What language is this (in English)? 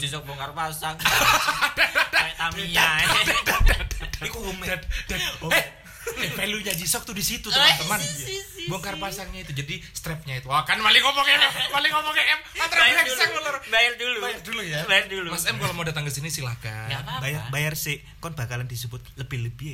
Indonesian